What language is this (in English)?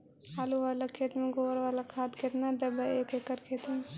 Magahi